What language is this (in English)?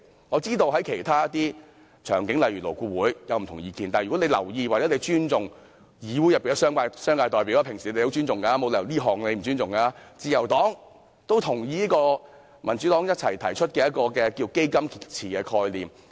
Cantonese